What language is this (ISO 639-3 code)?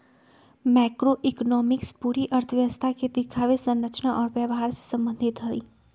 mag